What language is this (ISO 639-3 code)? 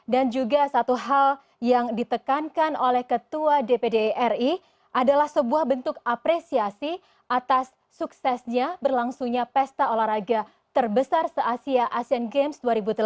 ind